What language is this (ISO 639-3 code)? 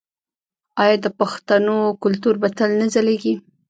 pus